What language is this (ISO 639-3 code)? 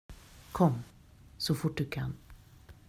swe